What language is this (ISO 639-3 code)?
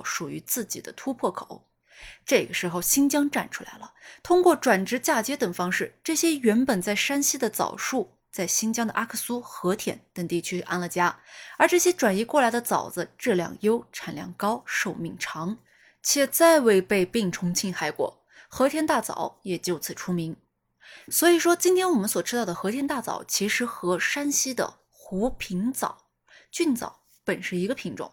zho